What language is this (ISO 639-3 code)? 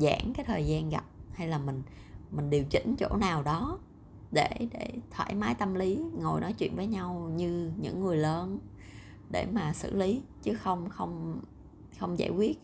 vie